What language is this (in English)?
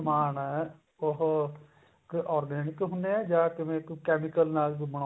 Punjabi